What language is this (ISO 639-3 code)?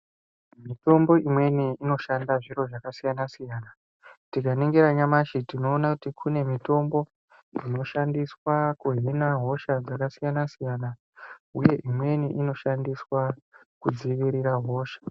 ndc